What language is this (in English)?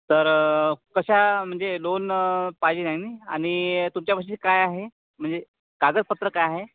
Marathi